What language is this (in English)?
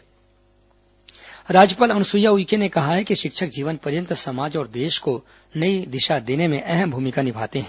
Hindi